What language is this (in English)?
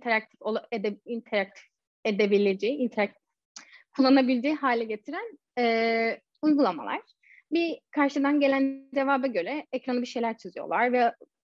Turkish